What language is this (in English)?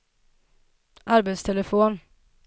Swedish